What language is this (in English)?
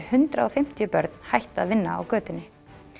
Icelandic